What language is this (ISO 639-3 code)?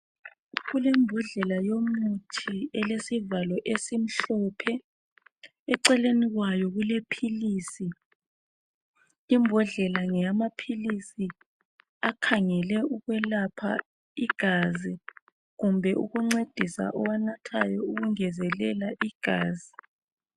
nde